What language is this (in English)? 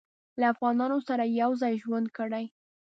Pashto